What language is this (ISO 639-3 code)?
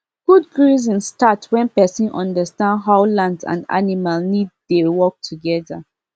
pcm